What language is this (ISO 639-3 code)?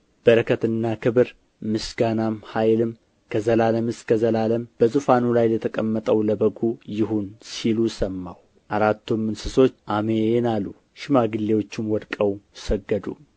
amh